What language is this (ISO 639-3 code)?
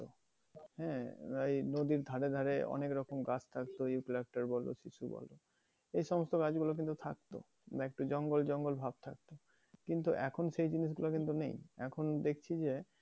ben